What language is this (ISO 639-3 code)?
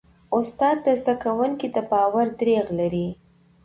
pus